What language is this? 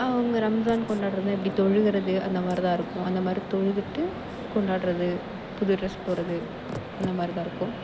Tamil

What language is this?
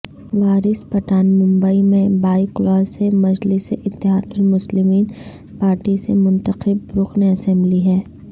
Urdu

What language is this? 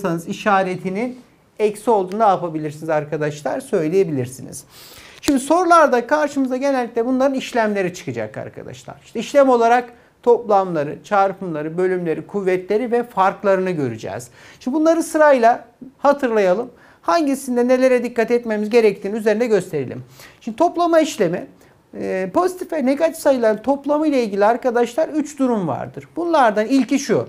Turkish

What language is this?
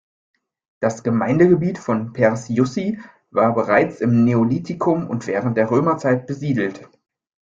German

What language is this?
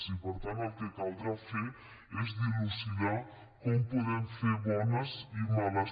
Catalan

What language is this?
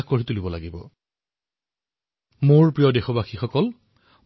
Assamese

